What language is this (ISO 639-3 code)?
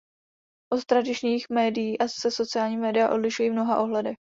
ces